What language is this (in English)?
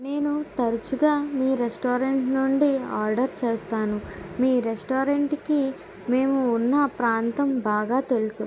Telugu